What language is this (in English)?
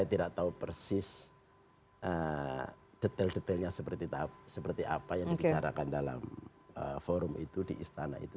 Indonesian